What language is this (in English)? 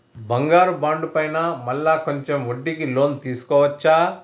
Telugu